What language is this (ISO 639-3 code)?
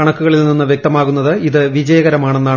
mal